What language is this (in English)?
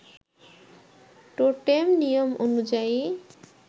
Bangla